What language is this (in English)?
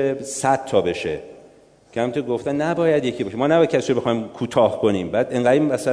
Persian